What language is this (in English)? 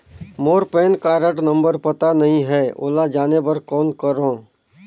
Chhattisgarhi